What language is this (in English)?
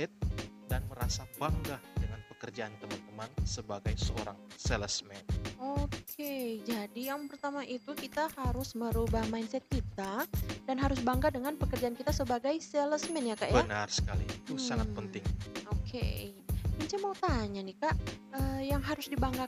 Indonesian